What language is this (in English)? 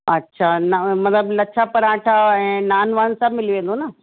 Sindhi